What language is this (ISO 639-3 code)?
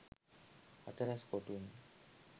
sin